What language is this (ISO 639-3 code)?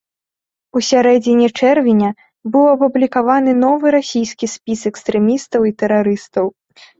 bel